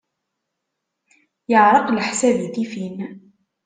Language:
Kabyle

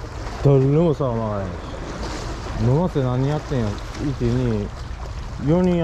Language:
Japanese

